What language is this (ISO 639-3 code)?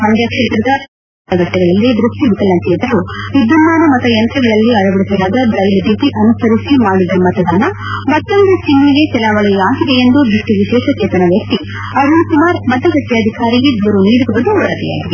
kan